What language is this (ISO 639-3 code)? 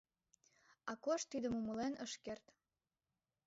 chm